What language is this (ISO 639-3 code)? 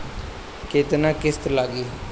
bho